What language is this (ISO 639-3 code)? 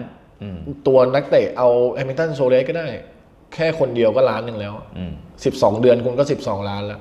tha